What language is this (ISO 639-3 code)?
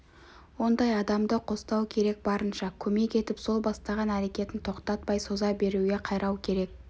kaz